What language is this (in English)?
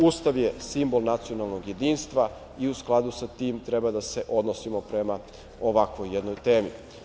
Serbian